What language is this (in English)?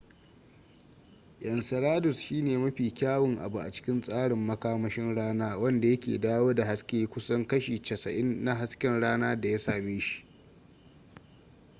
Hausa